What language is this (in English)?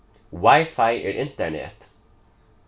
Faroese